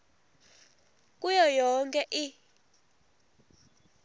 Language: Swati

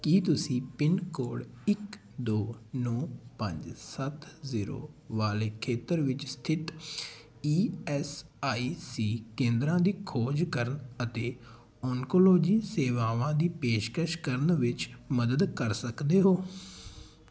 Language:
Punjabi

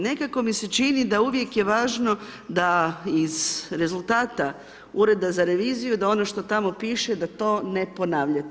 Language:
Croatian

